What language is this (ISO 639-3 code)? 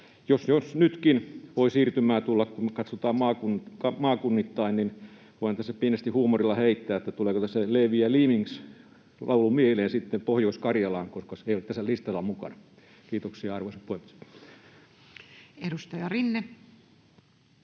fin